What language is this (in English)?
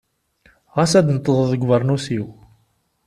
Kabyle